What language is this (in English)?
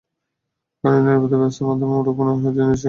Bangla